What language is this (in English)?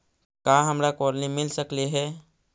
Magahi